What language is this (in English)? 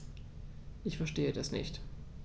German